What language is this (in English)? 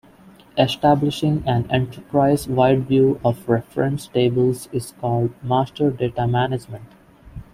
English